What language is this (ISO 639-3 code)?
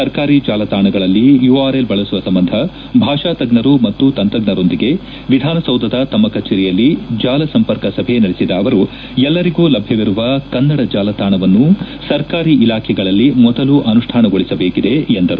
kan